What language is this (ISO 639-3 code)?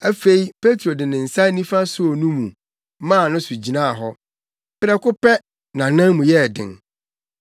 aka